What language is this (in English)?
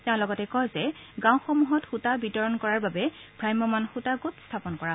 Assamese